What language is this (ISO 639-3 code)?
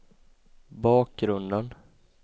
swe